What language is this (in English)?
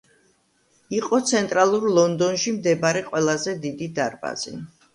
Georgian